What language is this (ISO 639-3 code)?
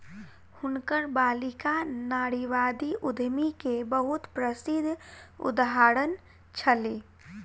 mai